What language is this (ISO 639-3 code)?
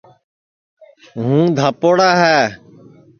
ssi